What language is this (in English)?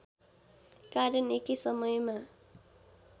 Nepali